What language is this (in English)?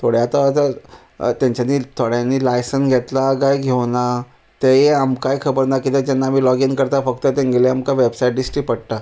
Konkani